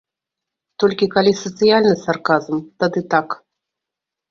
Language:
Belarusian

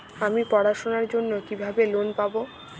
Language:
Bangla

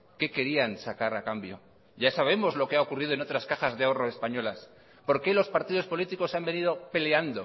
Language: Spanish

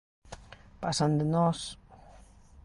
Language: Galician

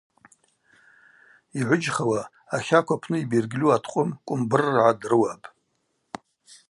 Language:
Abaza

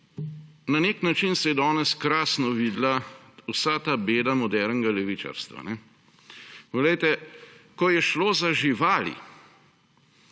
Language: Slovenian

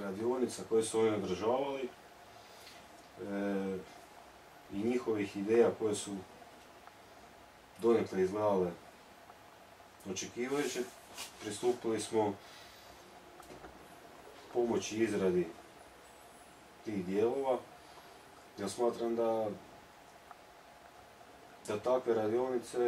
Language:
Spanish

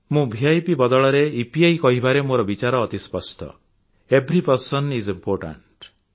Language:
Odia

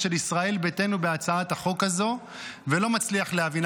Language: Hebrew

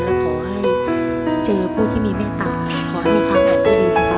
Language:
Thai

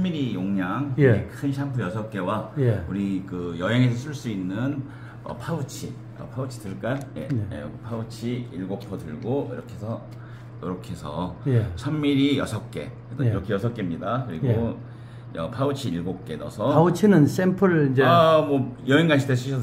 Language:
Korean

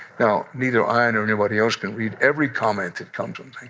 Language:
English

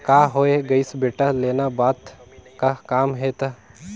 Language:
Chhattisgarhi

